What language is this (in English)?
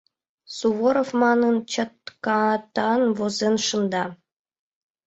Mari